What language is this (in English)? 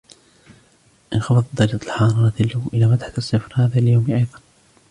Arabic